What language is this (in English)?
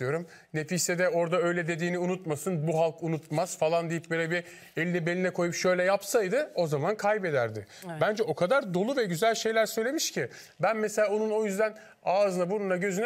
Turkish